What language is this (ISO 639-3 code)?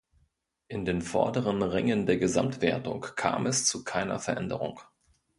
deu